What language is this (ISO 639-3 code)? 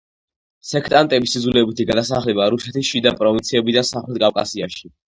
kat